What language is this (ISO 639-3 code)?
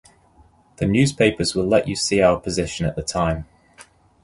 eng